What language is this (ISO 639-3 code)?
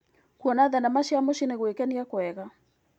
kik